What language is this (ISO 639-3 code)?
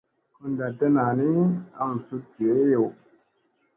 mse